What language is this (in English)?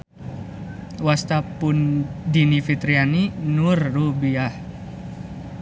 Sundanese